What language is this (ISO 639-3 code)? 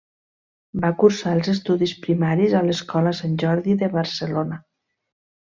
cat